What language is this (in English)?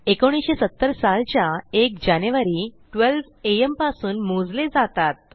Marathi